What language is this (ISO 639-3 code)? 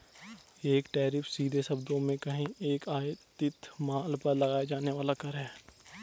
hin